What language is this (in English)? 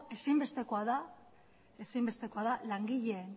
Basque